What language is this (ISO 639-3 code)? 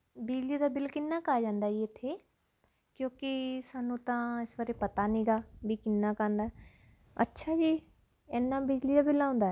pan